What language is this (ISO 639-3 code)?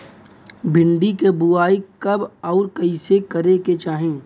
bho